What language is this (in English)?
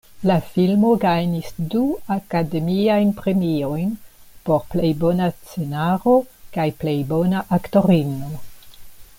Esperanto